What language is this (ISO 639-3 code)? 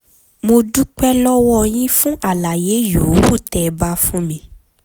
yor